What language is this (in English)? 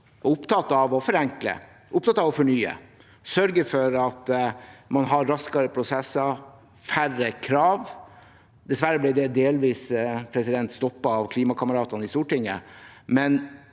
Norwegian